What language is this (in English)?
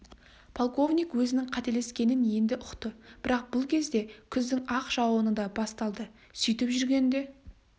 Kazakh